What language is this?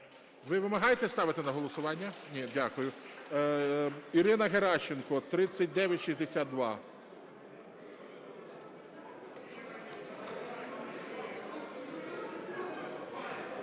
Ukrainian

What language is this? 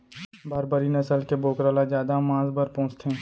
Chhattisgarhi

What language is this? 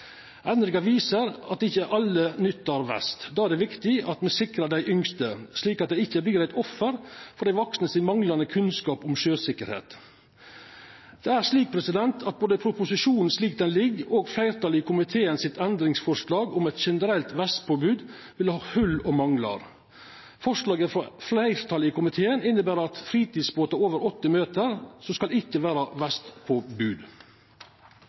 Norwegian Nynorsk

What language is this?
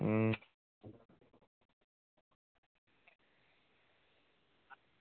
Dogri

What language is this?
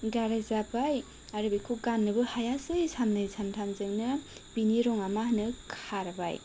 Bodo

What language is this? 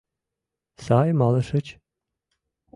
Mari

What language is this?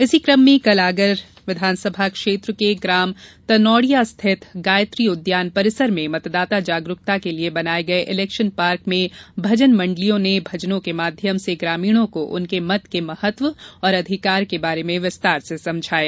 Hindi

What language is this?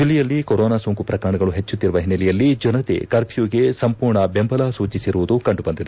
Kannada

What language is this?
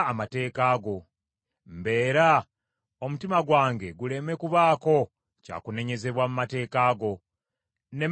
Ganda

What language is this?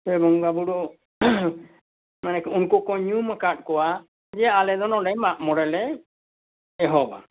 Santali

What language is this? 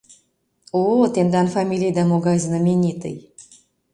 Mari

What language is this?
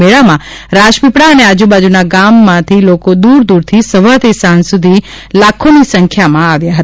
Gujarati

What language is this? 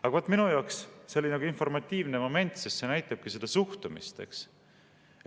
Estonian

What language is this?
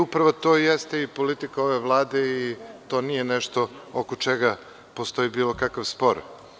Serbian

